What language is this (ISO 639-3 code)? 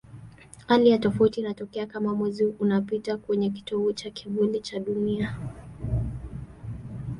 swa